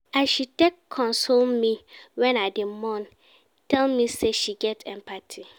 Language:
Nigerian Pidgin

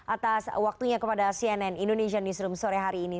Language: Indonesian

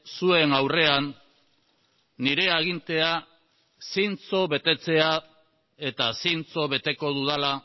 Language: Basque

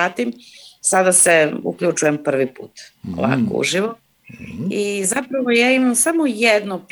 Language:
Croatian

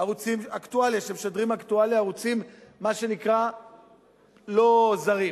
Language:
Hebrew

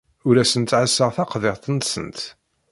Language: Kabyle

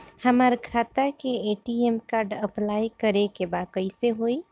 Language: Bhojpuri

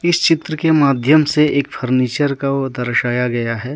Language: Hindi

